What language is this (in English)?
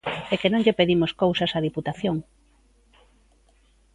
Galician